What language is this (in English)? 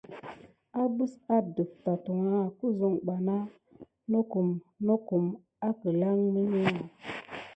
Gidar